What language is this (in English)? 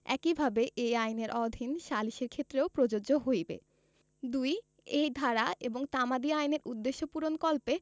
Bangla